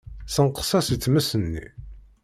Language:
Kabyle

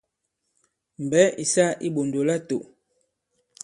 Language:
Bankon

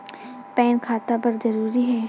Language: Chhattisgarhi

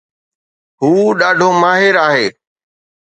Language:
Sindhi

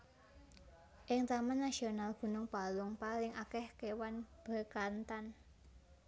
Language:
Javanese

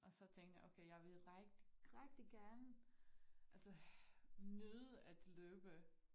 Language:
Danish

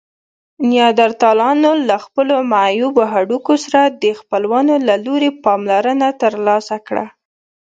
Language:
Pashto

